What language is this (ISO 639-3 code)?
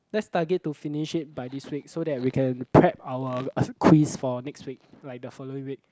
eng